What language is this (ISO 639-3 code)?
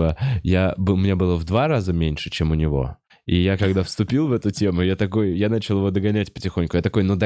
rus